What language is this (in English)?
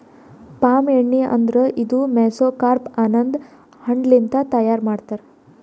Kannada